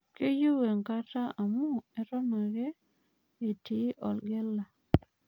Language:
Masai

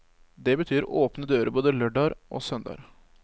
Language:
Norwegian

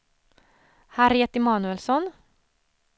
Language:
Swedish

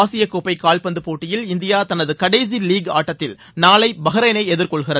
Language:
Tamil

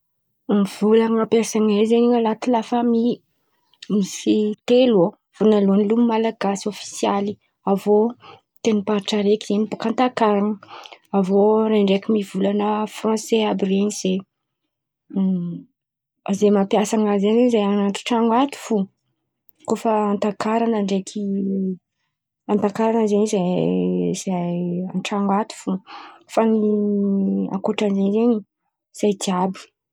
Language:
Antankarana Malagasy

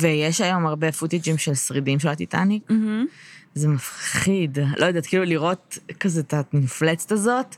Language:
Hebrew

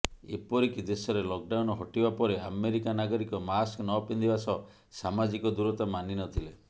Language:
Odia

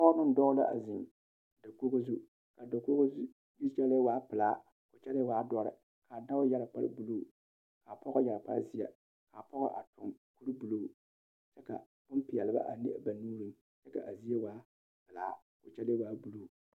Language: Southern Dagaare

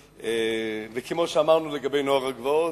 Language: Hebrew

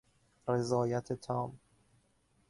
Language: Persian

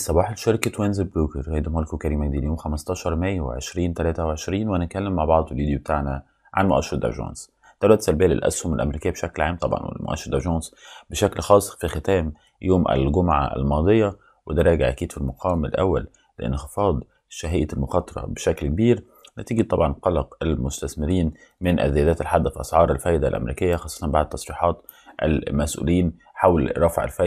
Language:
Arabic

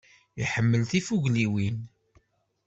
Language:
Kabyle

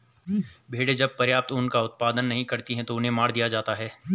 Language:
Hindi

